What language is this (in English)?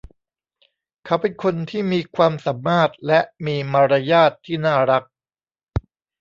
Thai